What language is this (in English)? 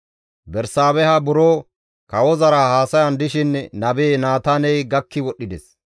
Gamo